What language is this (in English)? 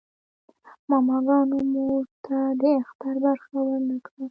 Pashto